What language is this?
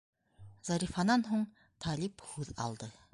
Bashkir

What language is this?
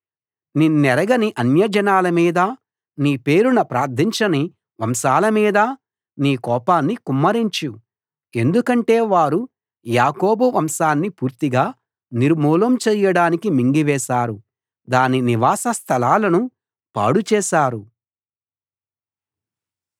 Telugu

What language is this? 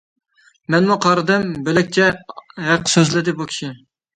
Uyghur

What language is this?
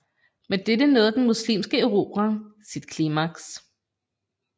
Danish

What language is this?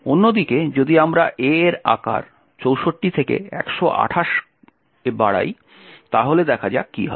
Bangla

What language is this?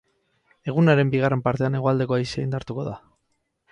Basque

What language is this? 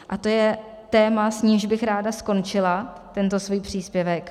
Czech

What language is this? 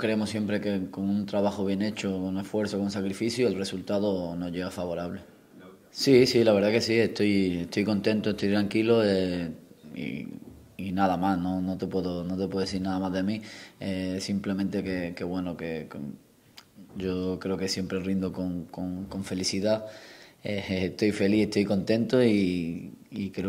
Spanish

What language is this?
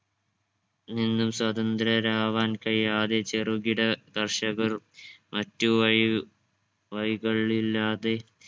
Malayalam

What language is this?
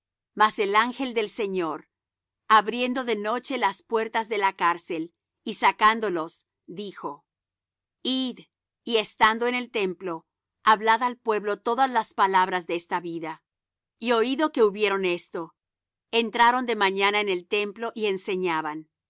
Spanish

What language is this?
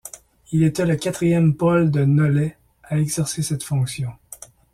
French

